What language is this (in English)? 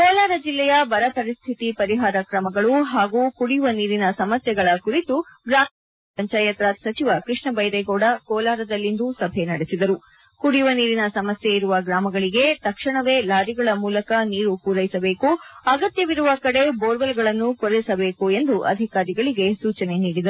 Kannada